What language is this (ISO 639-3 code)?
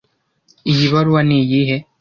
kin